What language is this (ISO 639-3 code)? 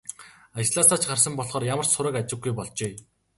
mon